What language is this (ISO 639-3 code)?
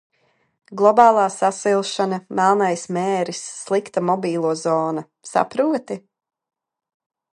lav